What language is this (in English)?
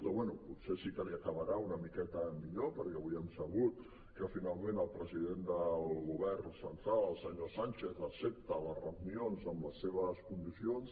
Catalan